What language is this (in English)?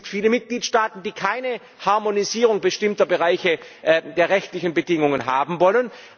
German